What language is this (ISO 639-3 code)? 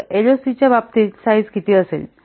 mar